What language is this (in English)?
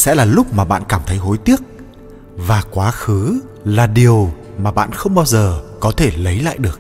Vietnamese